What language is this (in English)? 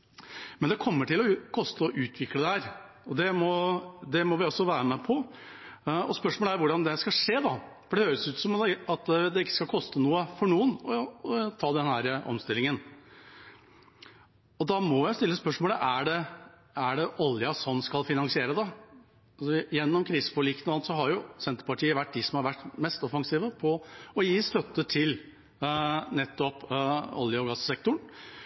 Norwegian Bokmål